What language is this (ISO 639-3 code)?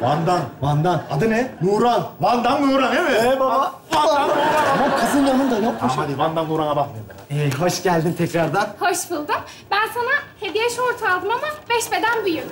tur